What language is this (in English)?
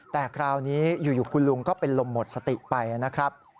Thai